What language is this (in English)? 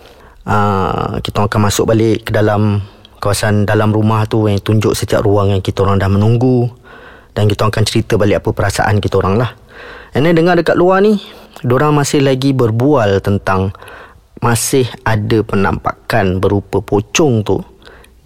Malay